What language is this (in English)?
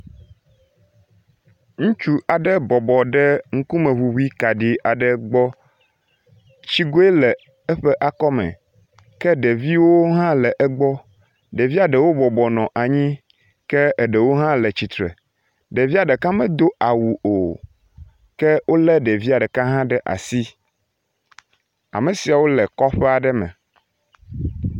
Ewe